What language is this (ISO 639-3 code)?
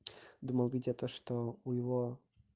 rus